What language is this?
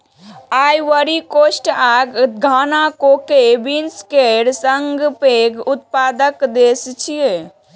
Maithili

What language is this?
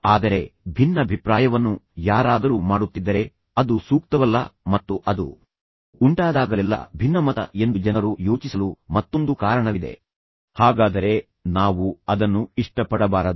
Kannada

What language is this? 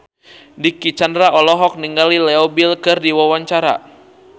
Sundanese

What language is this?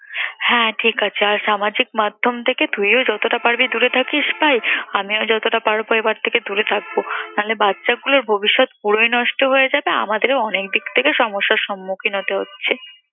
Bangla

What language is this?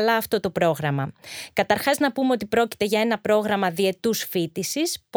Greek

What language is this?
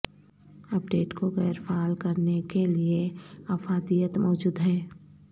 Urdu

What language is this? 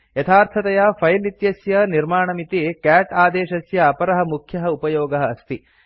Sanskrit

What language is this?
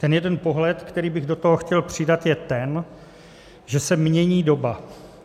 Czech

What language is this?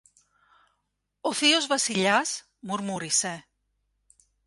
Greek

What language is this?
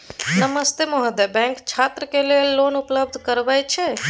Maithili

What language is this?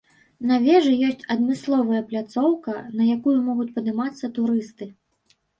Belarusian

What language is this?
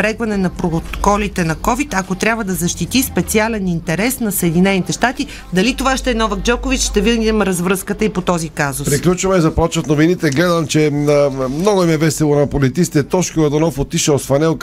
Bulgarian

